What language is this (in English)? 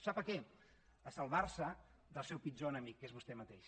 Catalan